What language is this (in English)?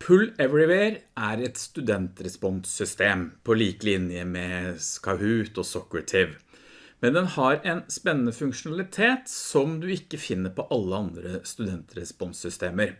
Norwegian